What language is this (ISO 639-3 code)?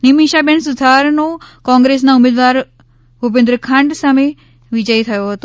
guj